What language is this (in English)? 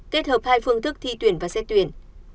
Vietnamese